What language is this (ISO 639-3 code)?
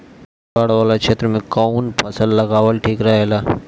bho